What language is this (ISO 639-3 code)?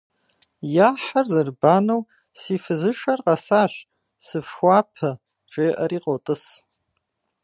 kbd